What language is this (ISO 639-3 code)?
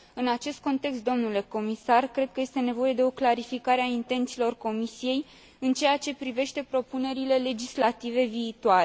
ron